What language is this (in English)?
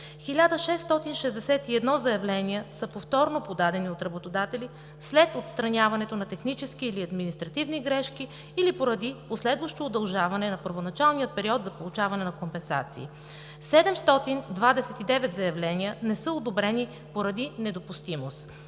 Bulgarian